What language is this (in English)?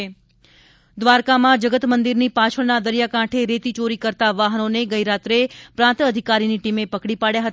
Gujarati